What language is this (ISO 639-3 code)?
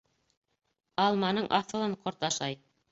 bak